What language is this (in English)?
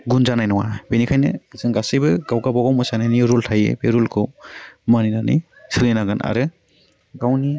Bodo